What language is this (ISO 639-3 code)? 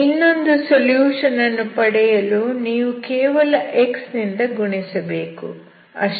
kan